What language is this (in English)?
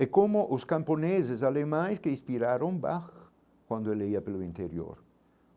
Portuguese